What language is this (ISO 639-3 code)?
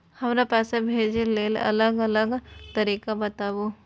mai